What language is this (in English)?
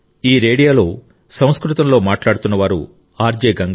Telugu